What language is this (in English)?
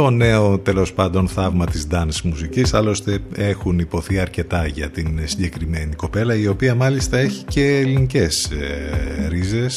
Greek